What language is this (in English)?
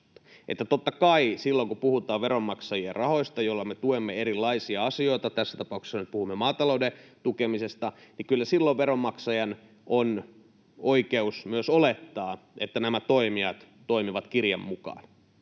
Finnish